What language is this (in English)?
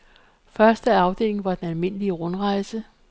Danish